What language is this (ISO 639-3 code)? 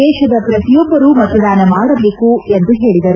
kan